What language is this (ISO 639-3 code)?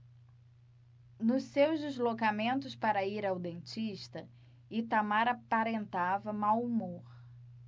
por